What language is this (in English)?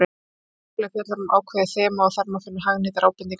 Icelandic